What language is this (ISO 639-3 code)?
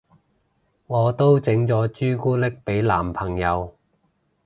yue